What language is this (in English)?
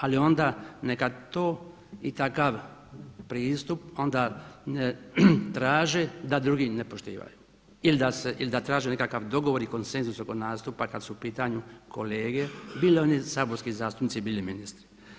Croatian